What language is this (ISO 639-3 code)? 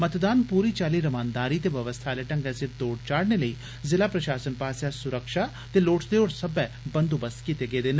doi